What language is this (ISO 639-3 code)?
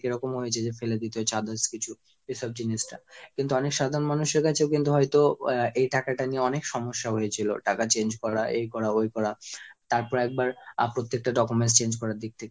ben